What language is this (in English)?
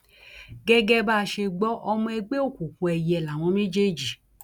Yoruba